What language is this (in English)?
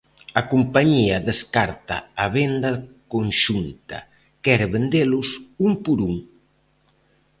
Galician